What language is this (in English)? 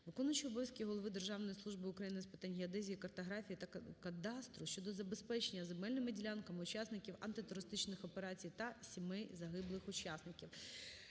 Ukrainian